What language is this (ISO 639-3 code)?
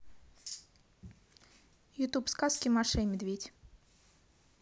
rus